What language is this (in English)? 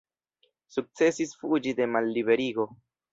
Esperanto